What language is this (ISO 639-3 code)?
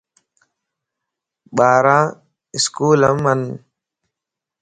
lss